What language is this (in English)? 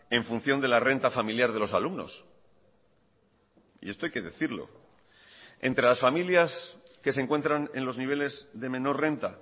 Spanish